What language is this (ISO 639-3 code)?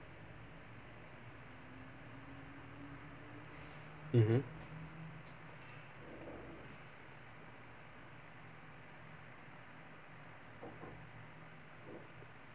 eng